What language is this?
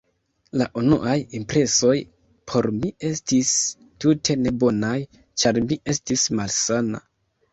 Esperanto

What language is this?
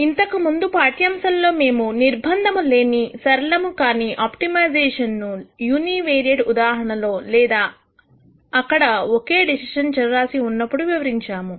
Telugu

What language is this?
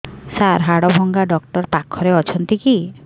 Odia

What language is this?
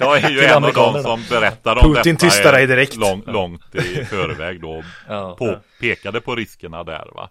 Swedish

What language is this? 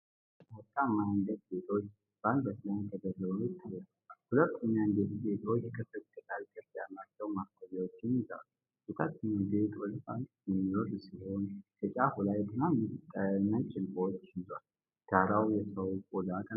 Amharic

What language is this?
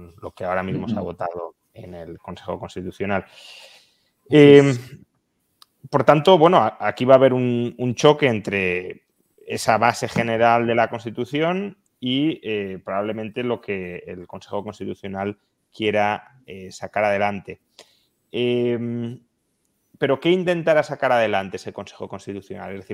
Spanish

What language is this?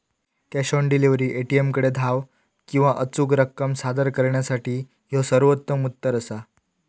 Marathi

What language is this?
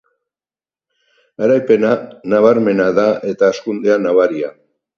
Basque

